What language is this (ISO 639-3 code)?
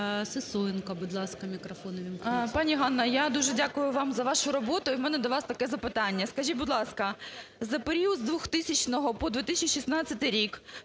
ukr